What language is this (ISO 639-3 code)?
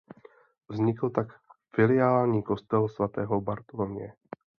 ces